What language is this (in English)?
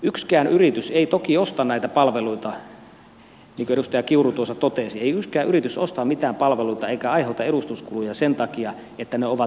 Finnish